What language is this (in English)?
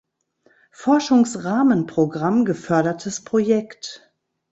German